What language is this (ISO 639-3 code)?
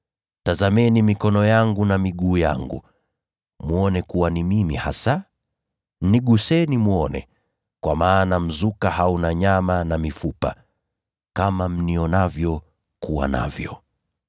swa